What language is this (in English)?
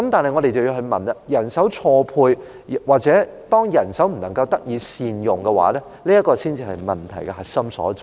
Cantonese